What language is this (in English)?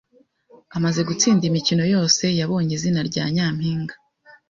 Kinyarwanda